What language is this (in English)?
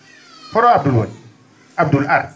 Fula